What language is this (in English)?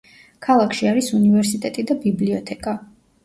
Georgian